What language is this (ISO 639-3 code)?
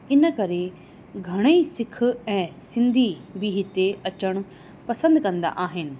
snd